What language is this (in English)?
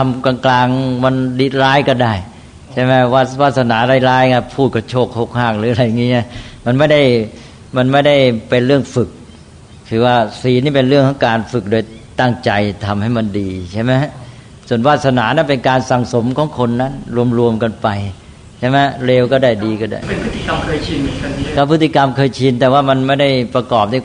Thai